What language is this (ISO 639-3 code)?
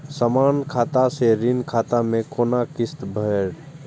mai